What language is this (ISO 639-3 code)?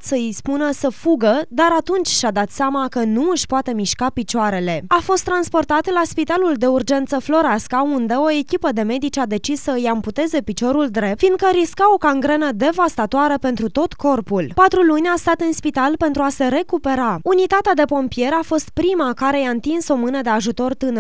ron